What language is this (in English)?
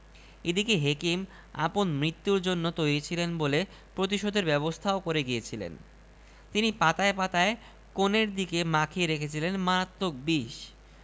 Bangla